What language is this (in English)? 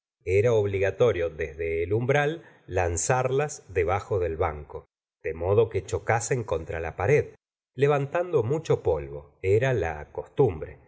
Spanish